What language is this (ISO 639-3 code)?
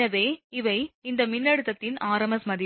tam